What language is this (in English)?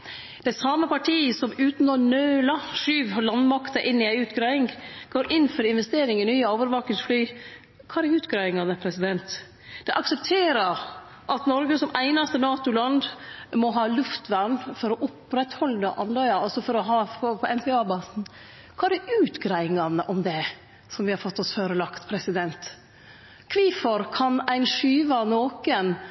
Norwegian Nynorsk